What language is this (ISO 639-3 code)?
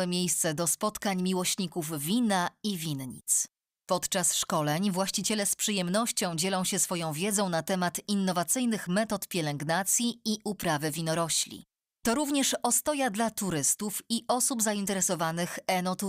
pol